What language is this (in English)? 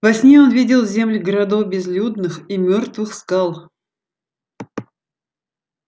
Russian